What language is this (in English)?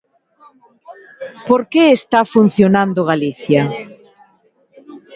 Galician